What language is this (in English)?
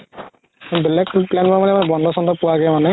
Assamese